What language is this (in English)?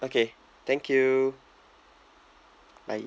English